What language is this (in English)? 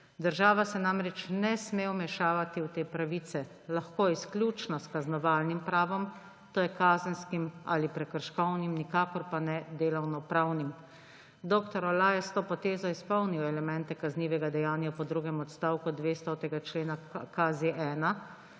Slovenian